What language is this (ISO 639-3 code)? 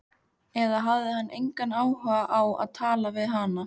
isl